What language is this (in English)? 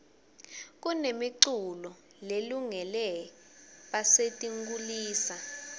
Swati